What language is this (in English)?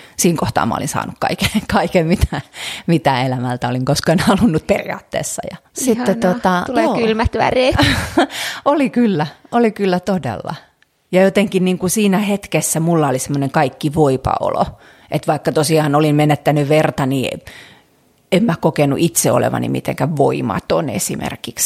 Finnish